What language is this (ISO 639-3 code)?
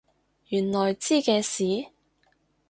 yue